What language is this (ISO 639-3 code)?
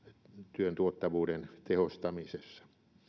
fin